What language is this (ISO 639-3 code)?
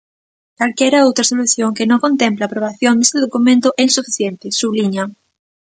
glg